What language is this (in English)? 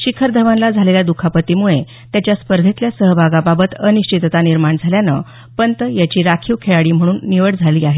Marathi